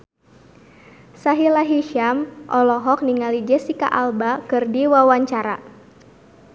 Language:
Sundanese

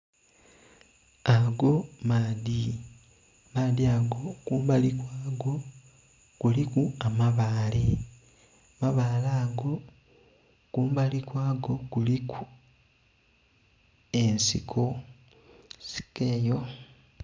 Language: Soga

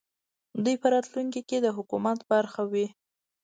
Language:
Pashto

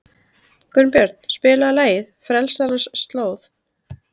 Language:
Icelandic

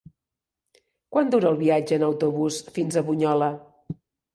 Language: Catalan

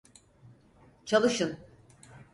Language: Turkish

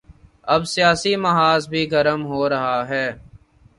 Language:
Urdu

